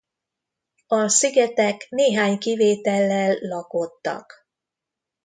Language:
Hungarian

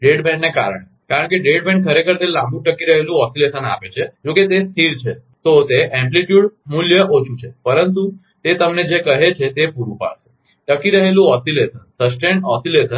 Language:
Gujarati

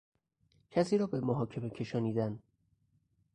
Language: Persian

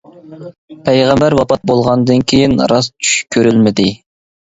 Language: Uyghur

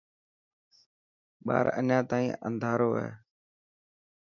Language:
Dhatki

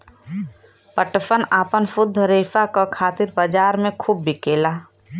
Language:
Bhojpuri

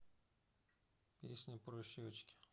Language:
Russian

